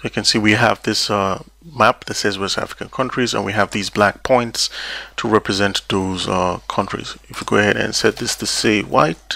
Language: English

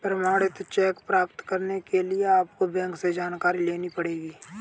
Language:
Hindi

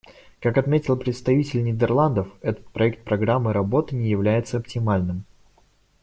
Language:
Russian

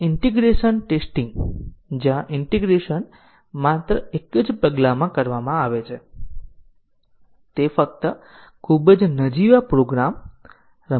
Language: Gujarati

